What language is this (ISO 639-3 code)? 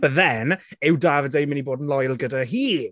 cym